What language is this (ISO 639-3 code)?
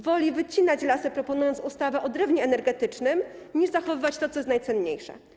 pol